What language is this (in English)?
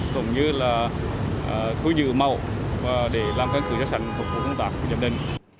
Vietnamese